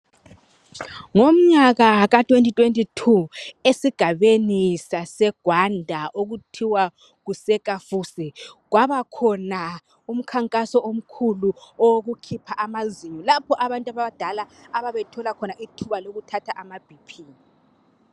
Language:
North Ndebele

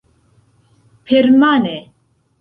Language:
Esperanto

